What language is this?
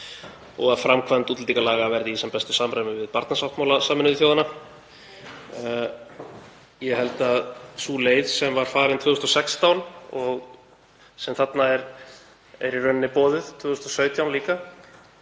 Icelandic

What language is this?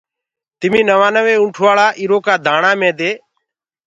Gurgula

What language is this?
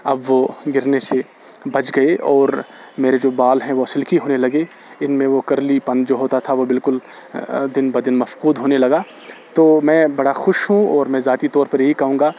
Urdu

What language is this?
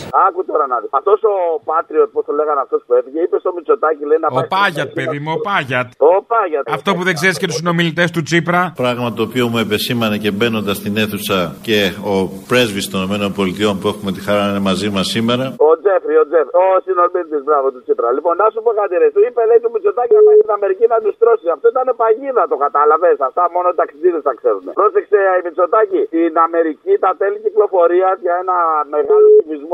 Greek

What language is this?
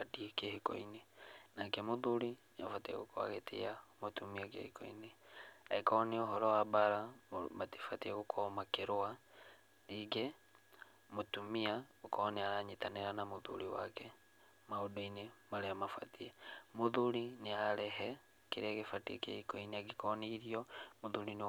Kikuyu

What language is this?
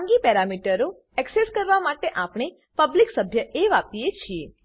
Gujarati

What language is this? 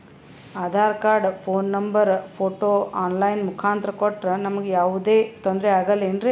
Kannada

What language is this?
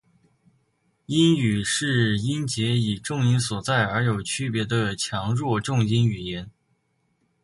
Chinese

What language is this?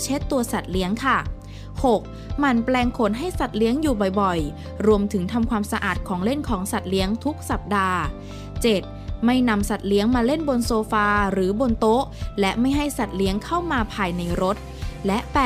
Thai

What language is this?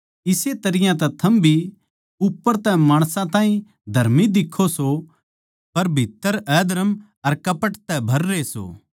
Haryanvi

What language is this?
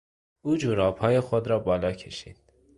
Persian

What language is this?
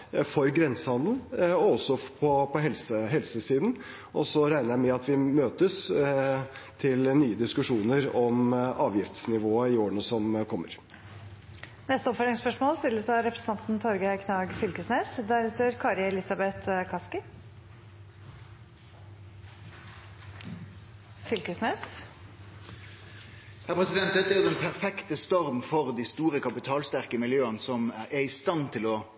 Norwegian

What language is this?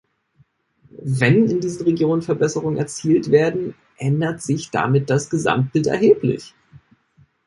German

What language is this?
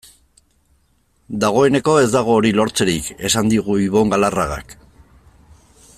Basque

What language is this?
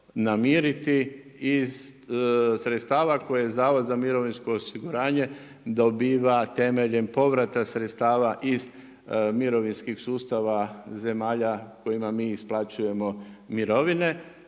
Croatian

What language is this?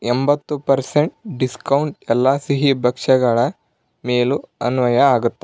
Kannada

